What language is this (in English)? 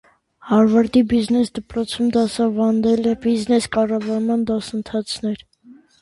Armenian